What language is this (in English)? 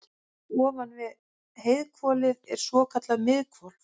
Icelandic